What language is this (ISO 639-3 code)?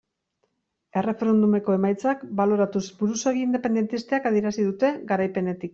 eus